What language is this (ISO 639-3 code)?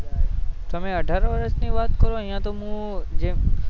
guj